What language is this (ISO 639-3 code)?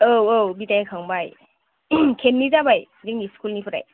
brx